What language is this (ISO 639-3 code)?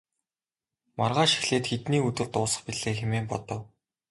mon